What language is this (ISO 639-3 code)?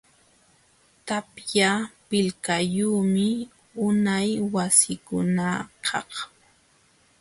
qxw